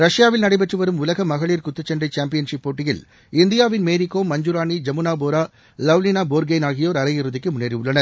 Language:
Tamil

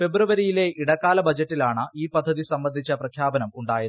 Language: Malayalam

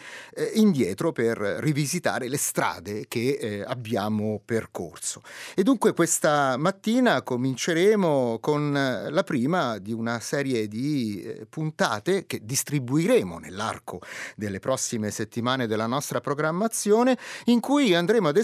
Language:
Italian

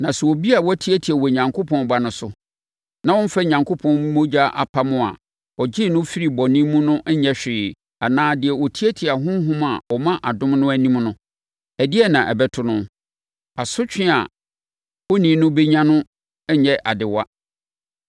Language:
Akan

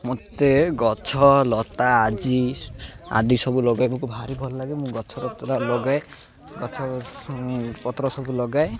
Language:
Odia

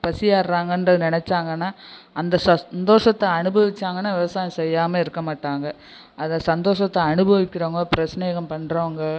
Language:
Tamil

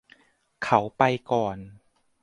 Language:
Thai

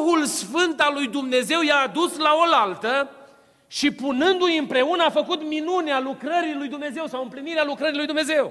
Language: Romanian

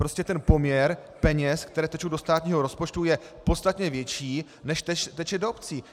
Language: Czech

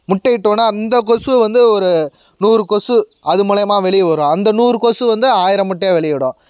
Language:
Tamil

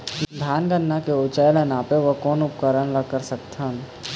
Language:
Chhattisgarhi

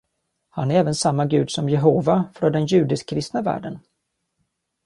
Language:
Swedish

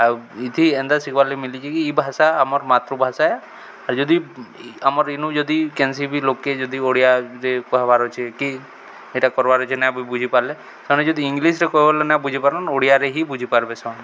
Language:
Odia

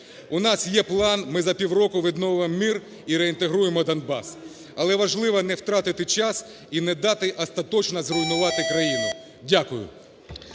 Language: Ukrainian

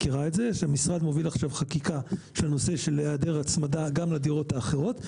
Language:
Hebrew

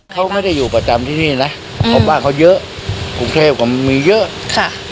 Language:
Thai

